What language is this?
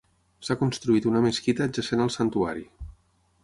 Catalan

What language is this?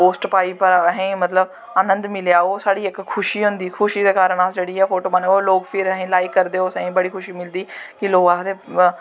Dogri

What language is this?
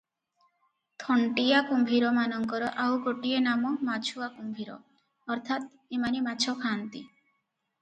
Odia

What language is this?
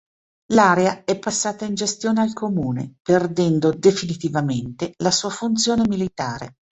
Italian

